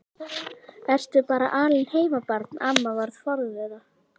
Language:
Icelandic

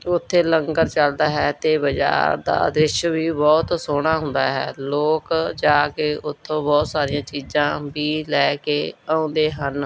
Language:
Punjabi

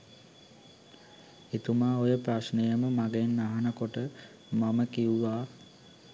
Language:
Sinhala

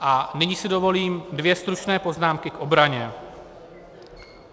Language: Czech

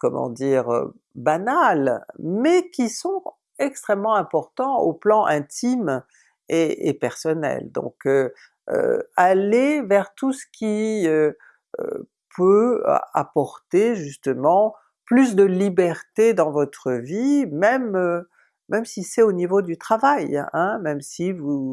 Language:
French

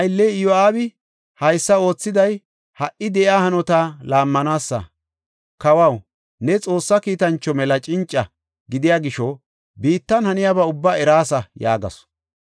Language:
Gofa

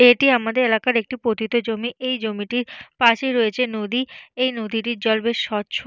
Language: Bangla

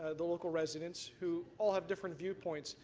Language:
English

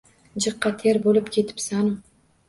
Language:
Uzbek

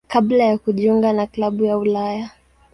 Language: Swahili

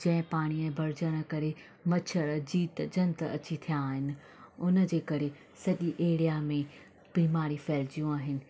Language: Sindhi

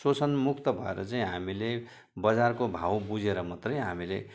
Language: Nepali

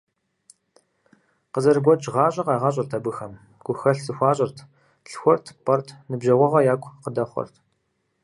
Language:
Kabardian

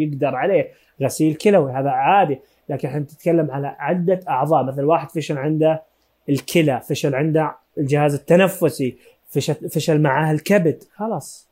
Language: Arabic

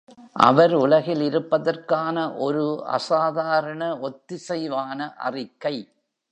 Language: Tamil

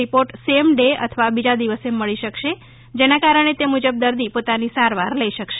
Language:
Gujarati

